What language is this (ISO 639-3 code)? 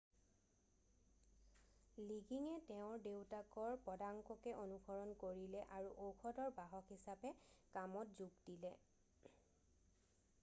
asm